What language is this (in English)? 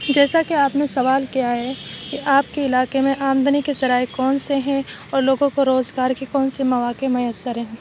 Urdu